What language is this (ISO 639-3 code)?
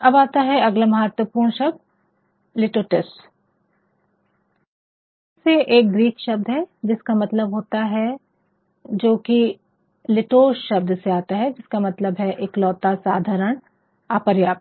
hin